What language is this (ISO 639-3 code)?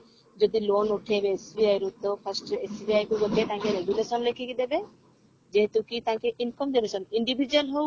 ori